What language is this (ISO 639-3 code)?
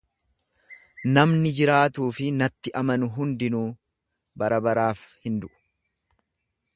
orm